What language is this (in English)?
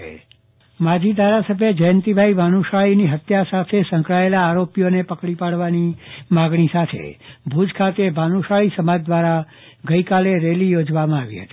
Gujarati